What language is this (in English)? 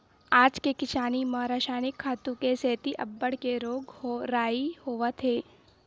Chhattisgarhi